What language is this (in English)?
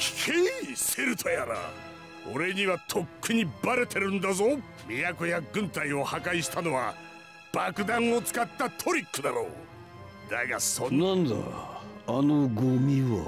Japanese